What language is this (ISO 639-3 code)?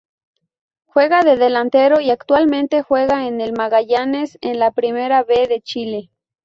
spa